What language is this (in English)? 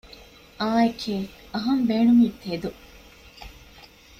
Divehi